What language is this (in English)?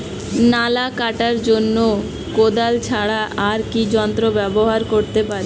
Bangla